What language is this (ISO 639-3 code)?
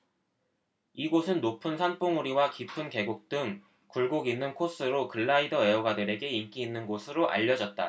kor